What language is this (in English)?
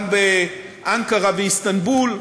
Hebrew